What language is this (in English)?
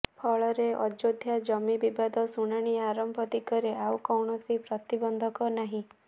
Odia